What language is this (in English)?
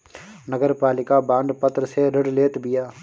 Bhojpuri